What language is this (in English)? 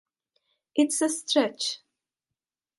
English